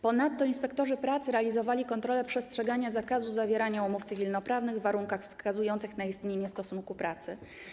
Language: Polish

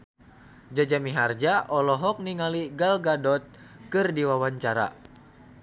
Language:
Sundanese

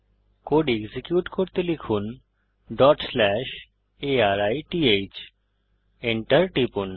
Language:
Bangla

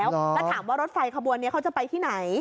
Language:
Thai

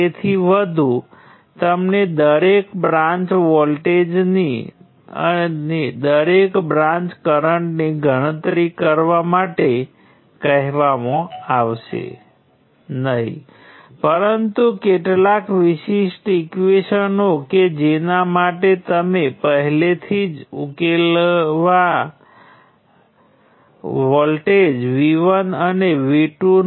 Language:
Gujarati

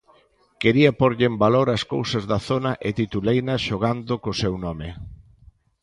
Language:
Galician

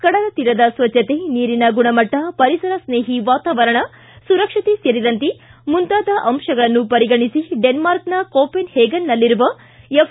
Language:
Kannada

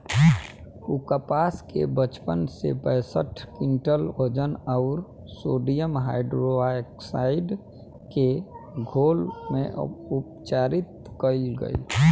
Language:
Bhojpuri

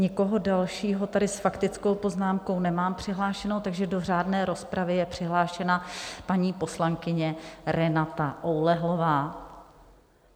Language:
Czech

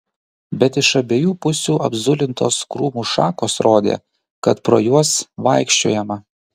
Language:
Lithuanian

